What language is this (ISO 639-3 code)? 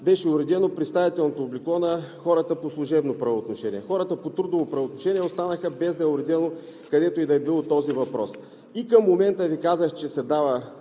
bul